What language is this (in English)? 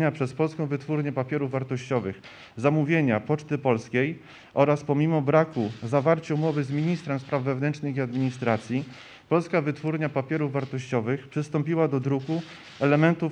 Polish